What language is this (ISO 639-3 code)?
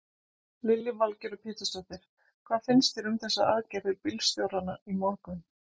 isl